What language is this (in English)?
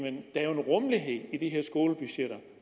Danish